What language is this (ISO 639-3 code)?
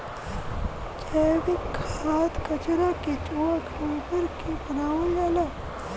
bho